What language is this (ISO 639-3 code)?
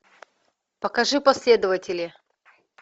rus